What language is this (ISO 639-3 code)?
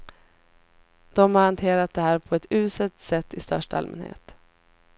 swe